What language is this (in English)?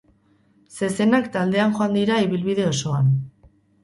Basque